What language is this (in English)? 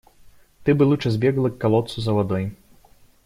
Russian